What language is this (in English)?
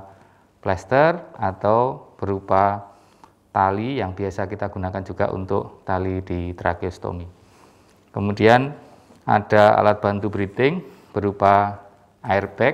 Indonesian